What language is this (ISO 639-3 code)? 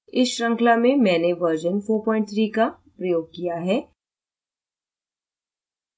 hin